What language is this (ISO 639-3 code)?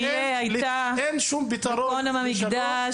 heb